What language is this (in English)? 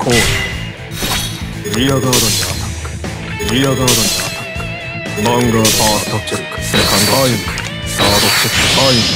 Japanese